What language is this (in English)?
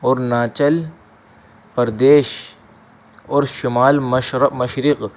Urdu